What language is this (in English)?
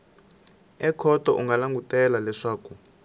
Tsonga